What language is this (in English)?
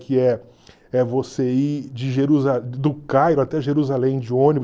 Portuguese